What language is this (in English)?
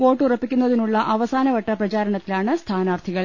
Malayalam